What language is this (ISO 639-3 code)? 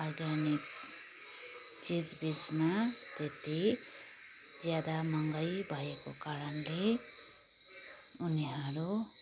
nep